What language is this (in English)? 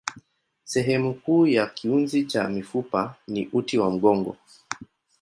Swahili